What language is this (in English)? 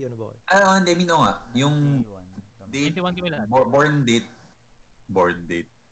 Filipino